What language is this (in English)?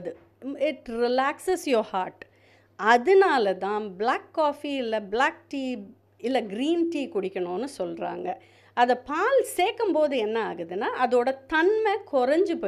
Tamil